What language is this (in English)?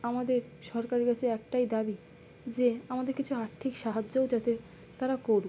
Bangla